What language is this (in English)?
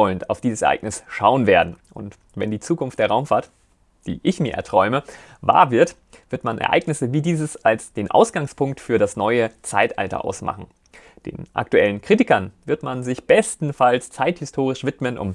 German